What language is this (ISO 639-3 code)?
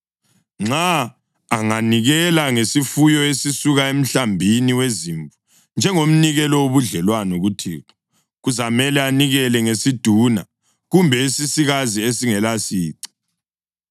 nde